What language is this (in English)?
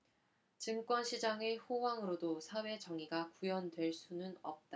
Korean